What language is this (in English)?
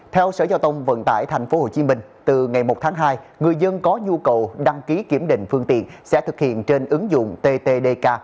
Vietnamese